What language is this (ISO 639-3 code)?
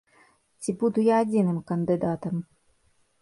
bel